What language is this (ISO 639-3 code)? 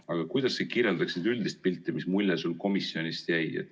est